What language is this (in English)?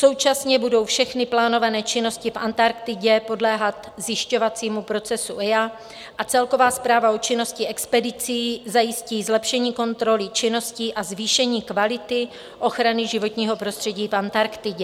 Czech